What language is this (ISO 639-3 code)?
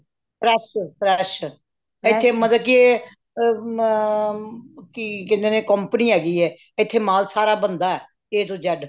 pan